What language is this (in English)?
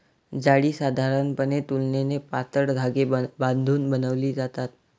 Marathi